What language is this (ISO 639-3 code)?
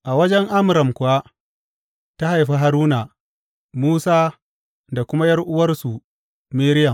hau